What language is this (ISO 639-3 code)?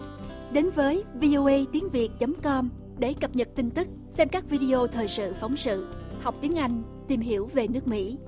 vie